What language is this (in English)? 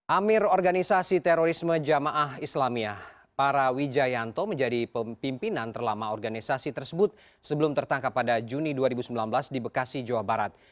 Indonesian